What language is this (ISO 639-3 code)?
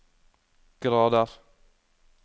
nor